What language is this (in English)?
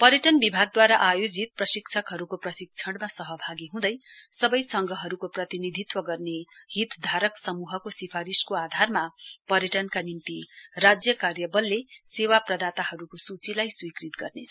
Nepali